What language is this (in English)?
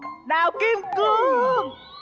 Vietnamese